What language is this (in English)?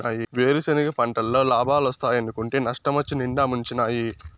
Telugu